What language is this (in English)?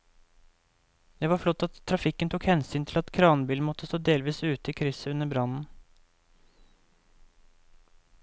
Norwegian